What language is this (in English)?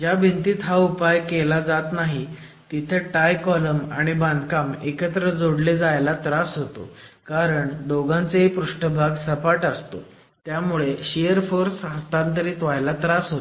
Marathi